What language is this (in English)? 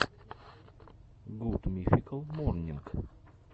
Russian